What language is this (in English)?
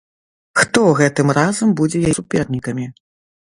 Belarusian